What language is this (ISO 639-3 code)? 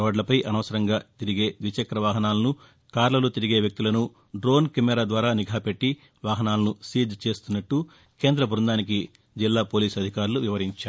tel